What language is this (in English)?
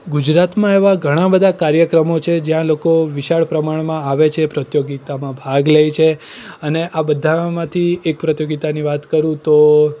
Gujarati